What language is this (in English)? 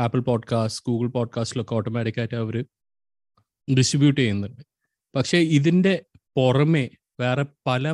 Malayalam